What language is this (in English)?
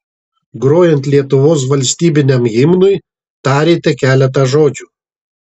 Lithuanian